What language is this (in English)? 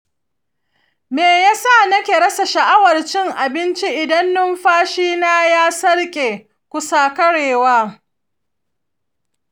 Hausa